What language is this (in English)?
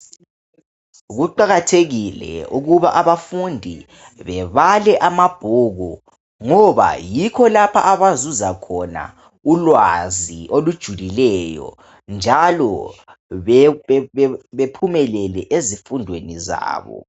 North Ndebele